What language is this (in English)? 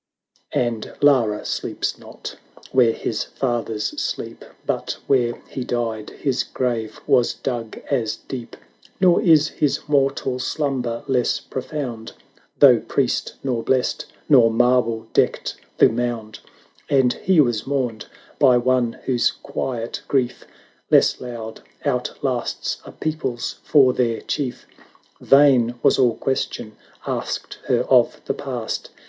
English